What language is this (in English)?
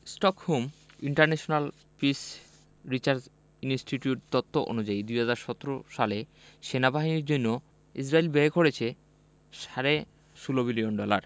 Bangla